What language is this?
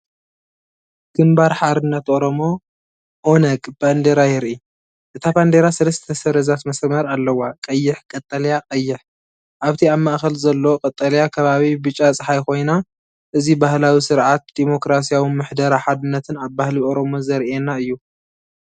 Tigrinya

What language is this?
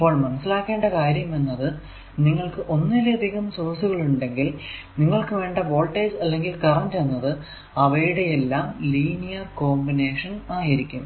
Malayalam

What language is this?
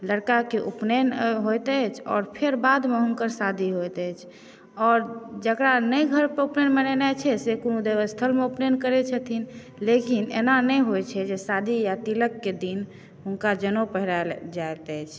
Maithili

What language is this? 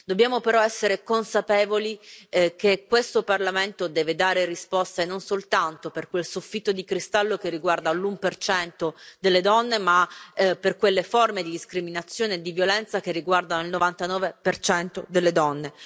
Italian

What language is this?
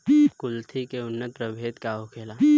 Bhojpuri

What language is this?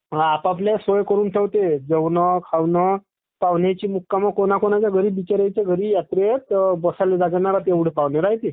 Marathi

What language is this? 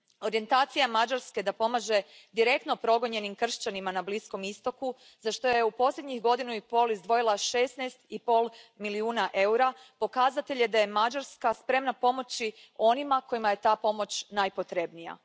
Croatian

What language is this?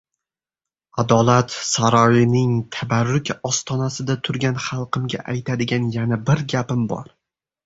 Uzbek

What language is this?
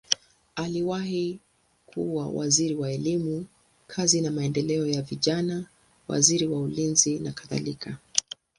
Swahili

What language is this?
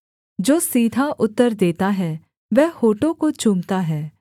Hindi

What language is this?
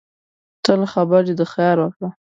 Pashto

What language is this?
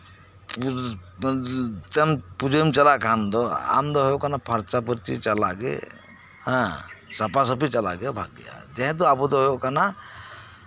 Santali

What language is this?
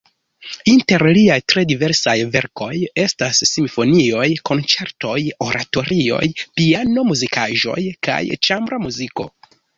Esperanto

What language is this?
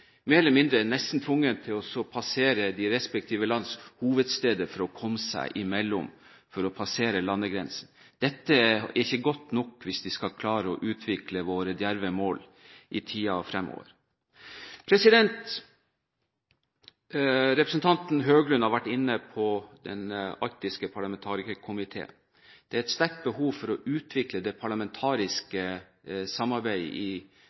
Norwegian Bokmål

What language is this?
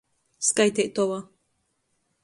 Latgalian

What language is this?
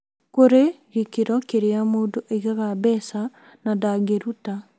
Kikuyu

